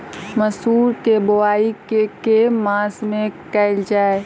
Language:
Maithili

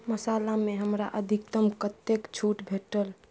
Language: Maithili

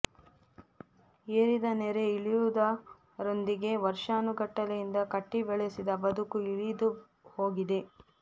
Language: Kannada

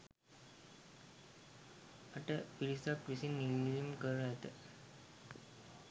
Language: Sinhala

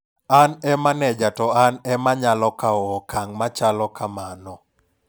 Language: Luo (Kenya and Tanzania)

